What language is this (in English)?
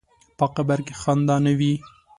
Pashto